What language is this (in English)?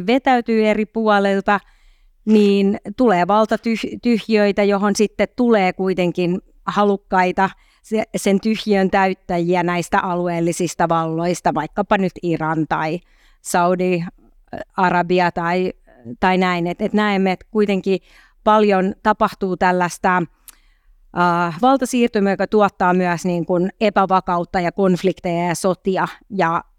Finnish